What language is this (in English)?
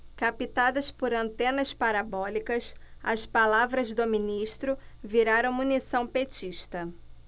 Portuguese